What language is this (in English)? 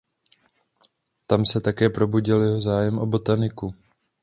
Czech